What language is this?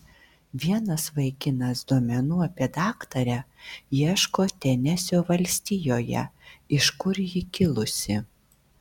Lithuanian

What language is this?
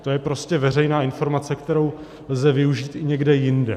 Czech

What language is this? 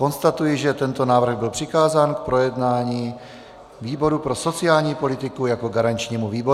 Czech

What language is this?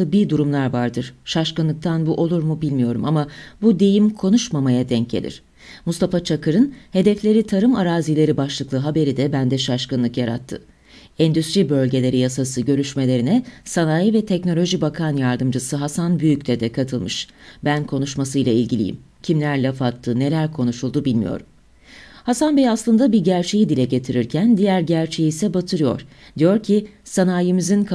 Turkish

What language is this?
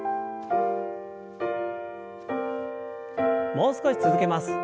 Japanese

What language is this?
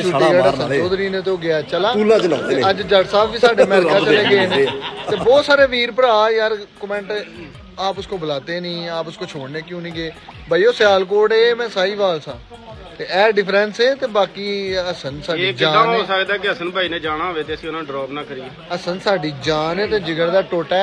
Punjabi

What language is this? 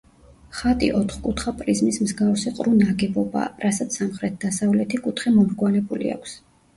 Georgian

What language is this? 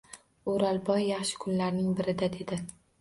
Uzbek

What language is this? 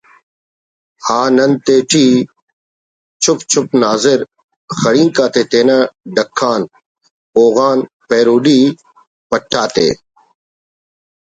Brahui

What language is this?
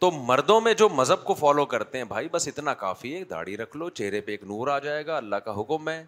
Urdu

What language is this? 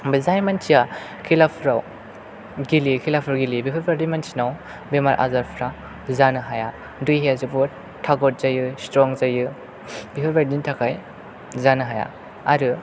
Bodo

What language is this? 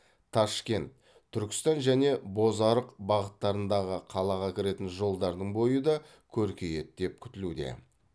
Kazakh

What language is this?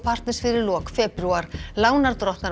Icelandic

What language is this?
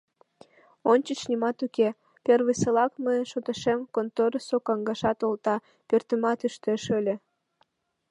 Mari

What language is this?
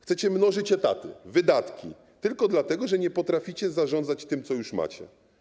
Polish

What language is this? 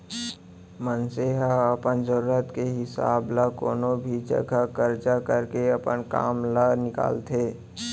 Chhattisgarhi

